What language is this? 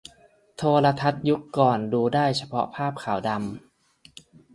Thai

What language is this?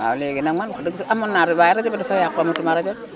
Wolof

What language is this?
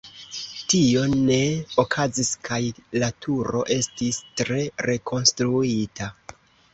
Esperanto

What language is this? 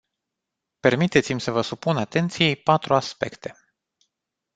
Romanian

